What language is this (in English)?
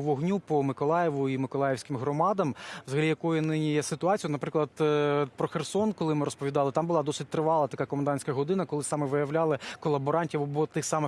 Ukrainian